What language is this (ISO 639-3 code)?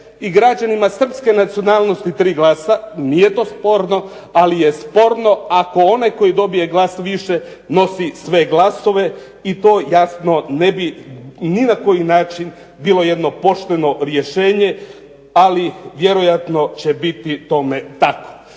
hrv